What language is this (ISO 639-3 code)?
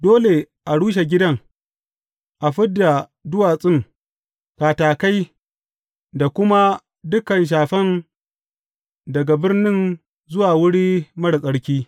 hau